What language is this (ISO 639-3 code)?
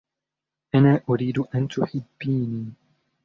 ara